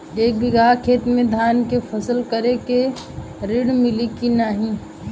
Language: Bhojpuri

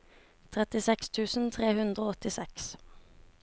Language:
Norwegian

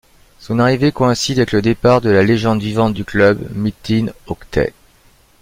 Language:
French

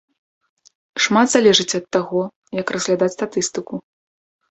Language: Belarusian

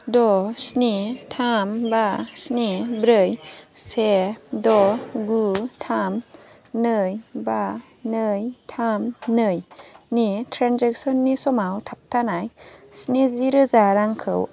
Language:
Bodo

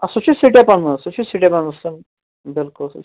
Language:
Kashmiri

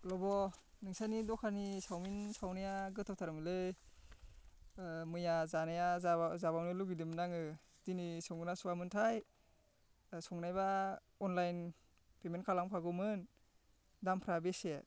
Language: Bodo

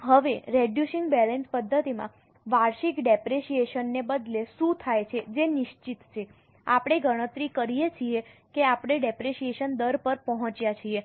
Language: Gujarati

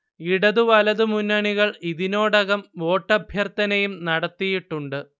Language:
Malayalam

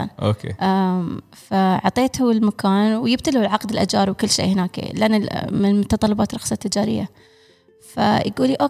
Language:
Arabic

